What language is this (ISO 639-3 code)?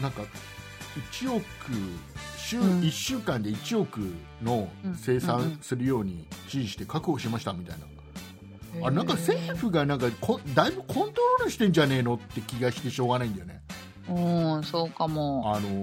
jpn